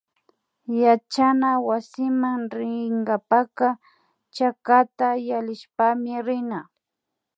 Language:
Imbabura Highland Quichua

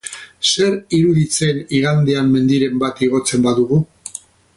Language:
Basque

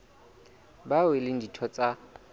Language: Southern Sotho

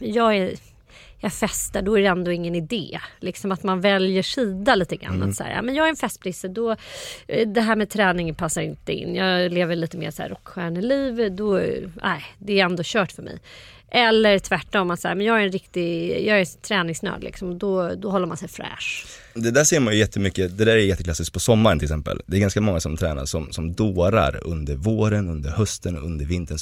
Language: Swedish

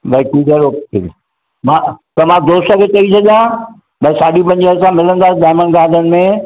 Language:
Sindhi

